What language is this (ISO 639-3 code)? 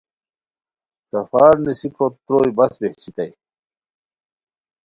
khw